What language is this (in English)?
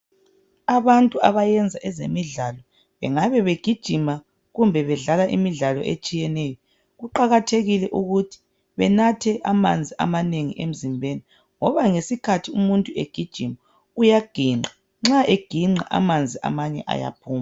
North Ndebele